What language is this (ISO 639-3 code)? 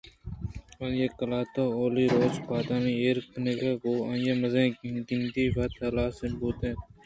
bgp